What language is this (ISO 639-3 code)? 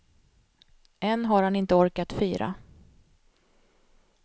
swe